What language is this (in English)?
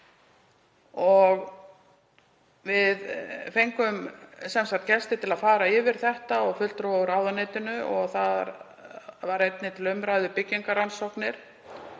Icelandic